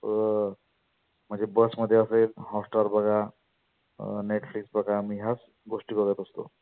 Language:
Marathi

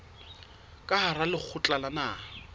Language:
Southern Sotho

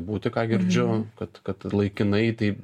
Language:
Lithuanian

